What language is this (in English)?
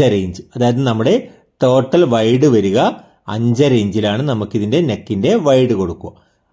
Malayalam